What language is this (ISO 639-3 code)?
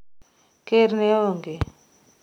luo